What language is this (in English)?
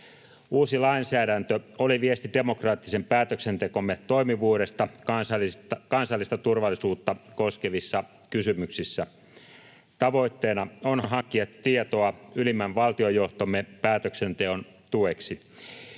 Finnish